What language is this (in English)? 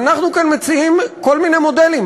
Hebrew